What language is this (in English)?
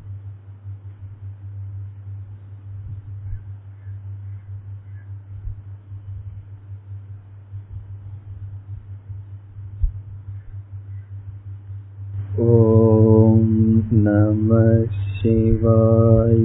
Tamil